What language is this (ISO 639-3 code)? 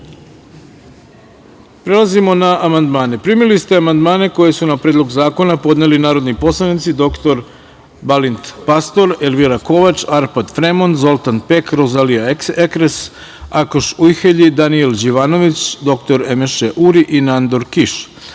srp